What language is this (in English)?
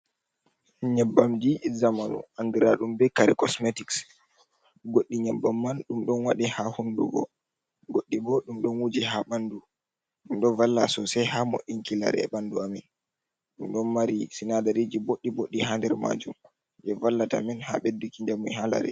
Fula